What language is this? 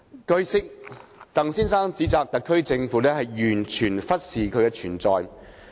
Cantonese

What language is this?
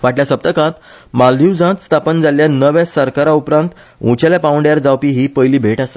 Konkani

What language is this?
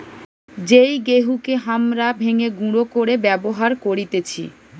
Bangla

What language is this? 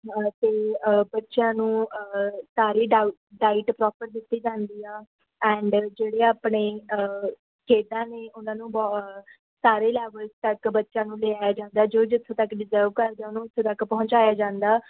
Punjabi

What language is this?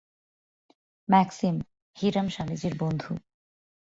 Bangla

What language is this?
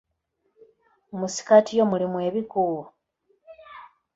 Ganda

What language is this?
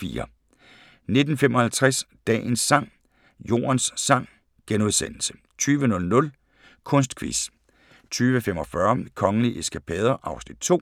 Danish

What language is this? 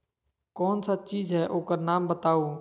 Magahi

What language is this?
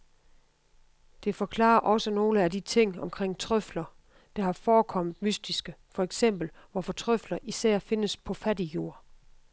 Danish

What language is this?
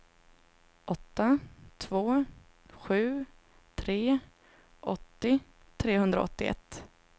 Swedish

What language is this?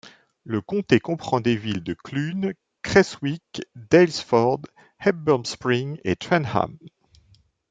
French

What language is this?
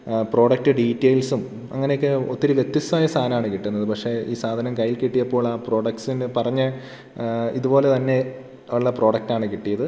Malayalam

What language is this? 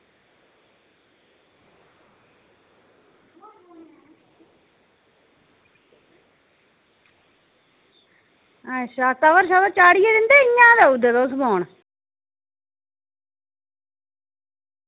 Dogri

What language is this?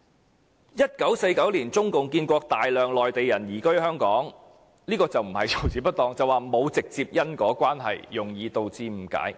Cantonese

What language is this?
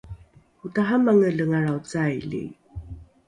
Rukai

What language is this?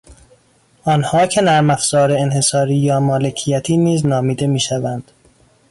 Persian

